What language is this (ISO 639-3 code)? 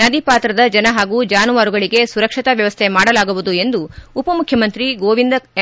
kan